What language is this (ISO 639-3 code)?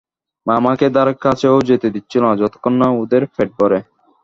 ben